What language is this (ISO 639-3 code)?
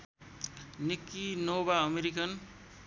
nep